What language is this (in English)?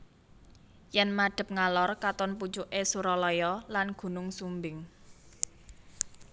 Javanese